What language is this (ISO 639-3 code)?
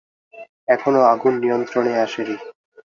ben